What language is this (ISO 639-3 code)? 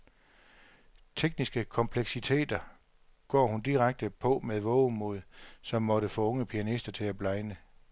dan